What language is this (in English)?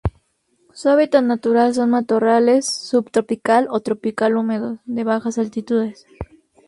Spanish